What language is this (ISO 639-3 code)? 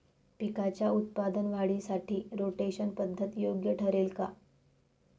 mar